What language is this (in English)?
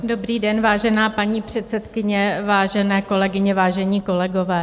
Czech